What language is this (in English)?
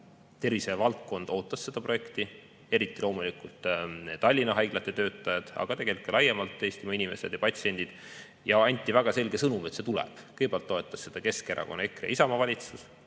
Estonian